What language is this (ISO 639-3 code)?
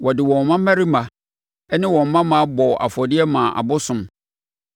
aka